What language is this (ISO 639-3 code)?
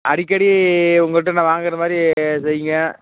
tam